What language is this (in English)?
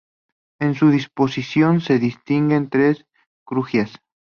Spanish